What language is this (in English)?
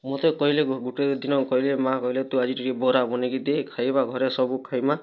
Odia